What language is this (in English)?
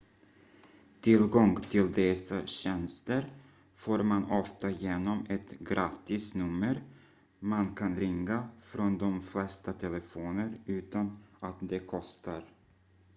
Swedish